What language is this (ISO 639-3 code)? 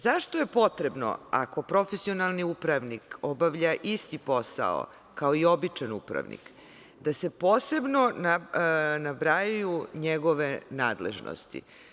srp